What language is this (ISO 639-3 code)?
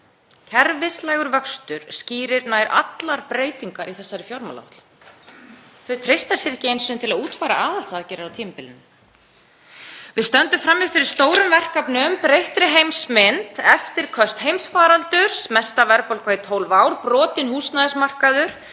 isl